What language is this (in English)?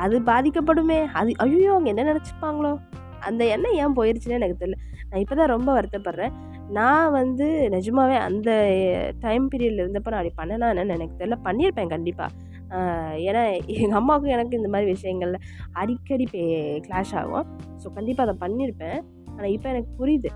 Tamil